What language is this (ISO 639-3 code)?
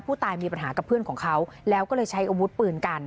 tha